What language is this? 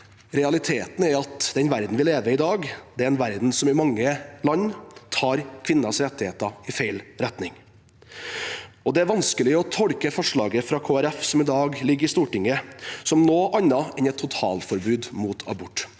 Norwegian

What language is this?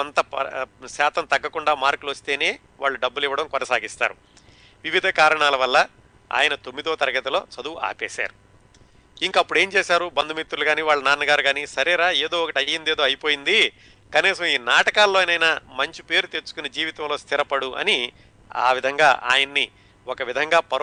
Telugu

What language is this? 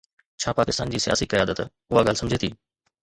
Sindhi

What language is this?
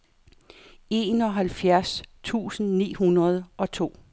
Danish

